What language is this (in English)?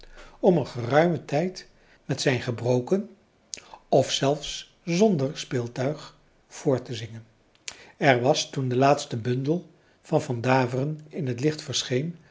Dutch